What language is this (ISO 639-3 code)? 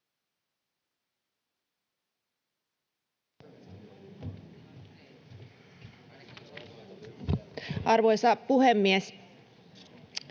fin